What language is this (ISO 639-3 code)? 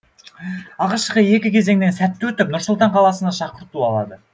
kaz